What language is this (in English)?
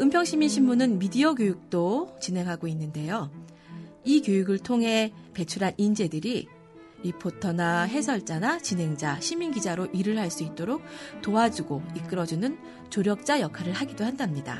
Korean